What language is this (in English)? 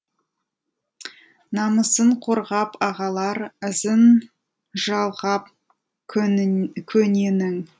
Kazakh